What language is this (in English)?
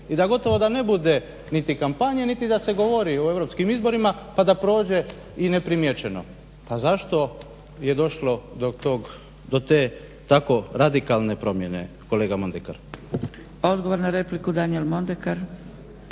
Croatian